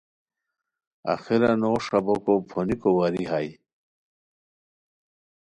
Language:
Khowar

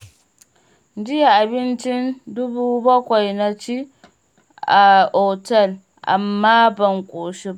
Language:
Hausa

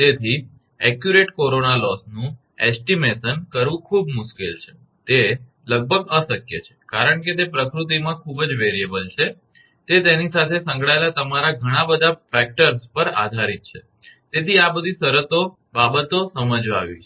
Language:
Gujarati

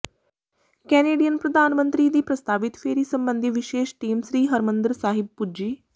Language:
Punjabi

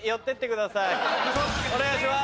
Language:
Japanese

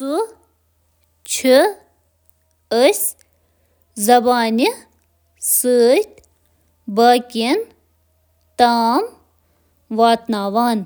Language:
Kashmiri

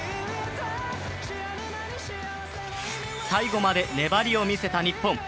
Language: Japanese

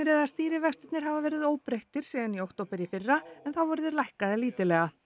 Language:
Icelandic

